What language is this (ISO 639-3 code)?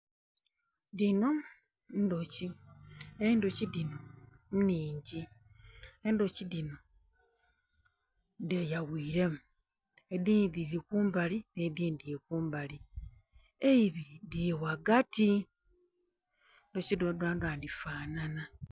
xog